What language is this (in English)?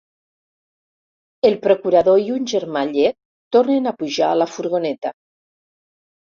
Catalan